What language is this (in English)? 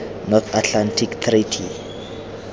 Tswana